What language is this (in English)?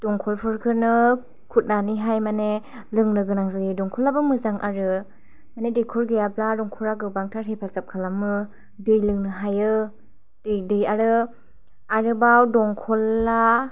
Bodo